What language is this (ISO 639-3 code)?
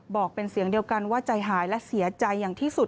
tha